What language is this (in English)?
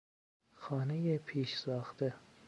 Persian